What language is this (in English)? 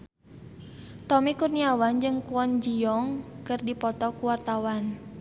Sundanese